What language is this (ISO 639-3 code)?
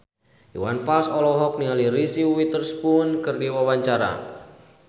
sun